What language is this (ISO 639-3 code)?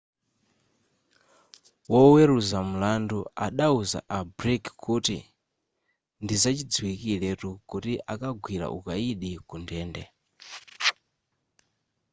nya